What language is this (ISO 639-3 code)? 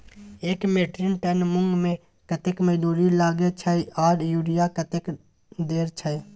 mai